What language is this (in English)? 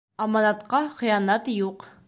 Bashkir